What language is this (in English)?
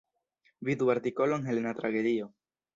Esperanto